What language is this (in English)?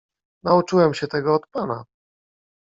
Polish